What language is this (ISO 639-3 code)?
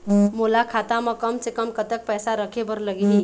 hne